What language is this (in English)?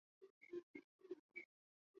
Chinese